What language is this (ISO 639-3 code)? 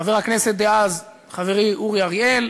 heb